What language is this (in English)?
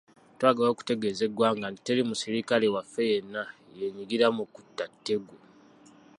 Ganda